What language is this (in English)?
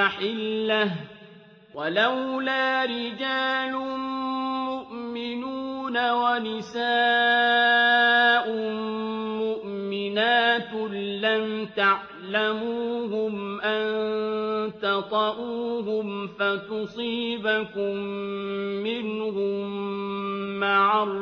Arabic